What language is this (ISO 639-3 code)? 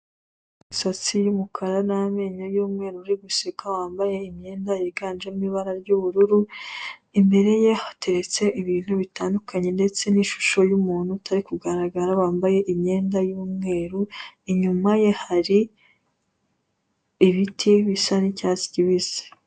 kin